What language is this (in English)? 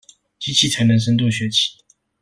Chinese